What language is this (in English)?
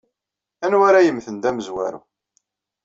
Kabyle